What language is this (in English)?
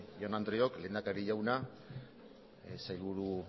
Basque